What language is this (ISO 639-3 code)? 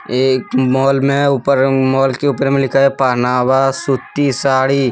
hin